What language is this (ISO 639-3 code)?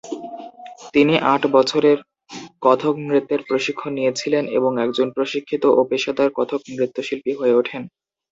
ben